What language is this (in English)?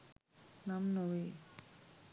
Sinhala